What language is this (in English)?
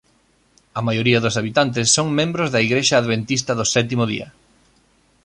Galician